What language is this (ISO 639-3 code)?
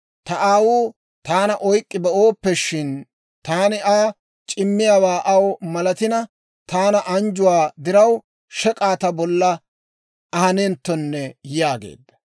dwr